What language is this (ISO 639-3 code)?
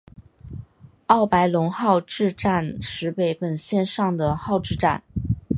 zho